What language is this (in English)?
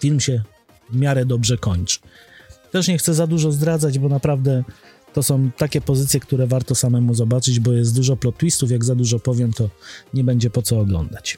Polish